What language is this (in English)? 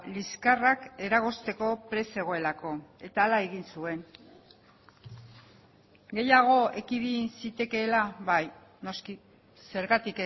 Basque